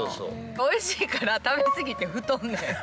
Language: Japanese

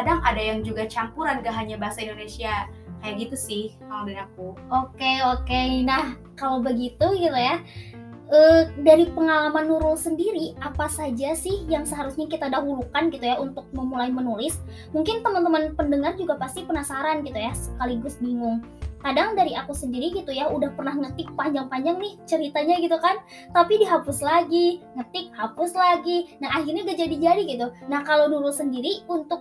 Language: Indonesian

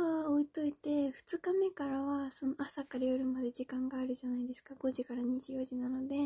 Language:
Japanese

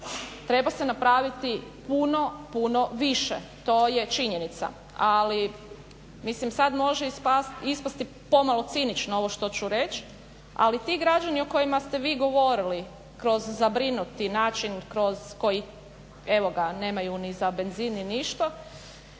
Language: Croatian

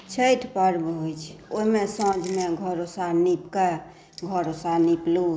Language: Maithili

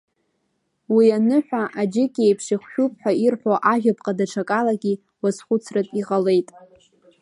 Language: Abkhazian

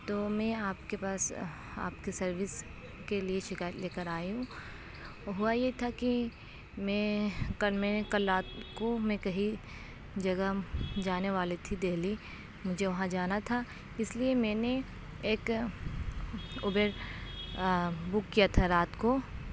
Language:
Urdu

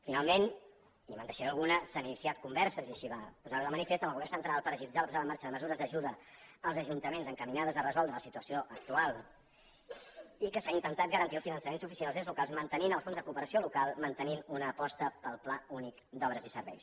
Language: Catalan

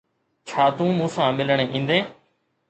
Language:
Sindhi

